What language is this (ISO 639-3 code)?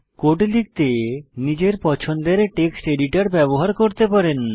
ben